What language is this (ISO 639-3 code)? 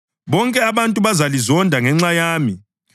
nde